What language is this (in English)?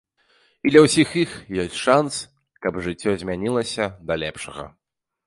Belarusian